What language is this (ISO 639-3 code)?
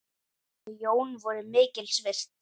isl